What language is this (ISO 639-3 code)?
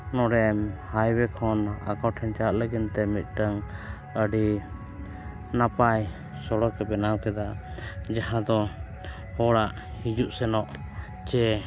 sat